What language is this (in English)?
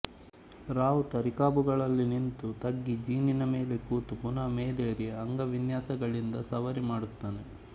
Kannada